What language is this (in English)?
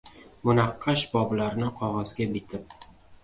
Uzbek